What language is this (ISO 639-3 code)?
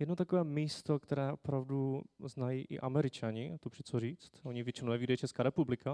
ces